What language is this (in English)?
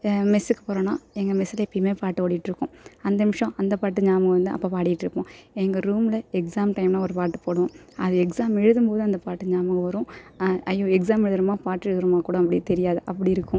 Tamil